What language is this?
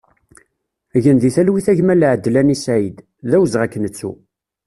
Kabyle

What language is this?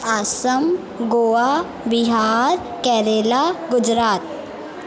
Sindhi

